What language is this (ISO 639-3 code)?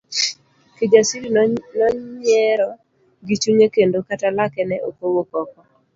luo